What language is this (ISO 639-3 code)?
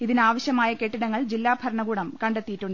mal